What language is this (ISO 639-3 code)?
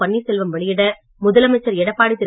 tam